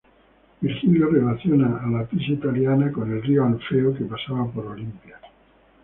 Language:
Spanish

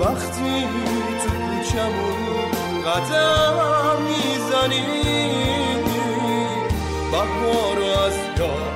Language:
Persian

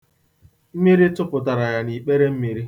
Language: Igbo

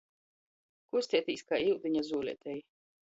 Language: Latgalian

